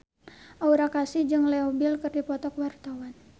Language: Sundanese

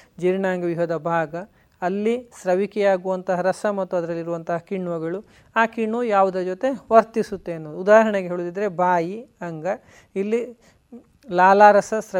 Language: Kannada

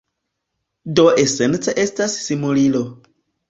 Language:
Esperanto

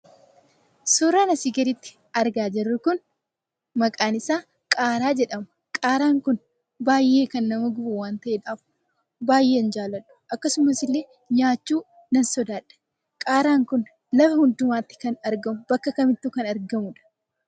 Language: Oromo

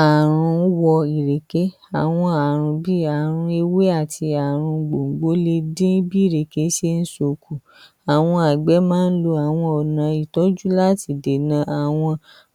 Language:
Yoruba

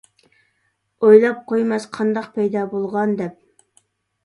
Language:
Uyghur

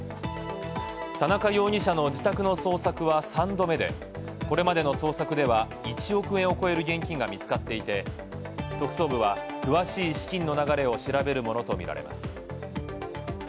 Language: Japanese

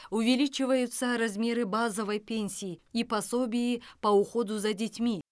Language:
Kazakh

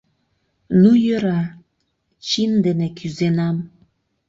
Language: Mari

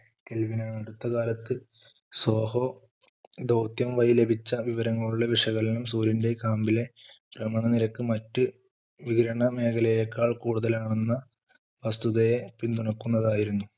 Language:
Malayalam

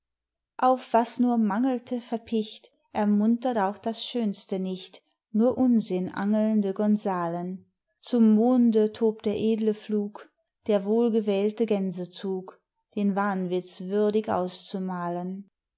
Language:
German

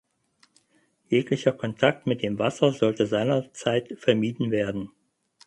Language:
German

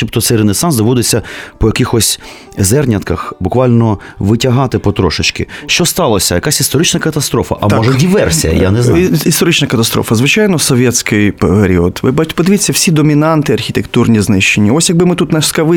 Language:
Ukrainian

